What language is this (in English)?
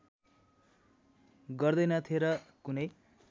Nepali